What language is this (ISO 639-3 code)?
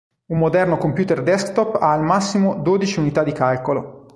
ita